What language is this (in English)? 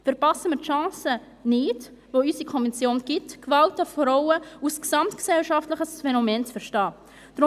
Swiss German